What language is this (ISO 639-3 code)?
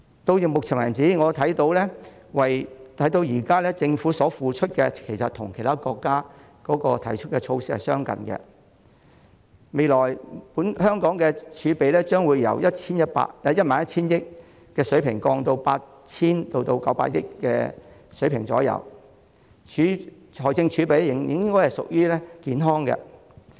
yue